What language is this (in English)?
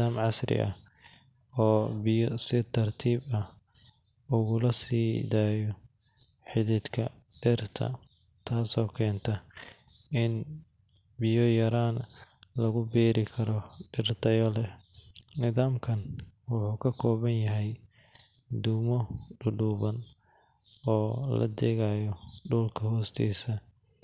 Somali